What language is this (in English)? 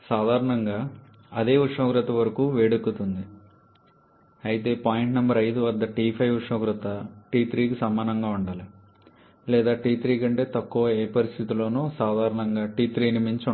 Telugu